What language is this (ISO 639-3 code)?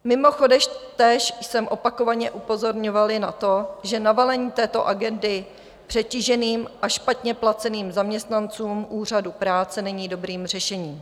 ces